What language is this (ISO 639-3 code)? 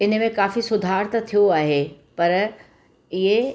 snd